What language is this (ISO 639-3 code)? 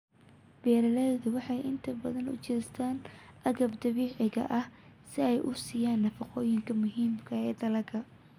som